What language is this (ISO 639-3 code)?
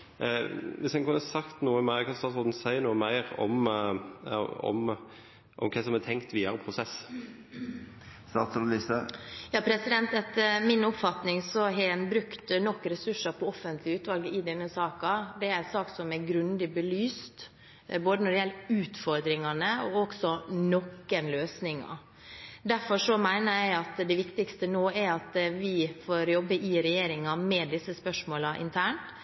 nob